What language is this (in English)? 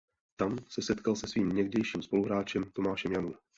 Czech